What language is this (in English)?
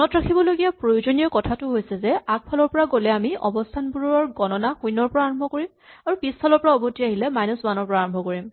Assamese